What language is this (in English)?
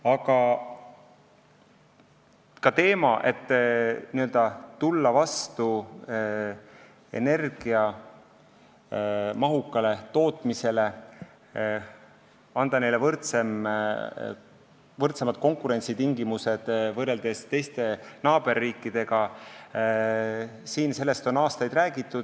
Estonian